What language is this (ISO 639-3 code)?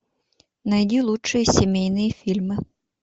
rus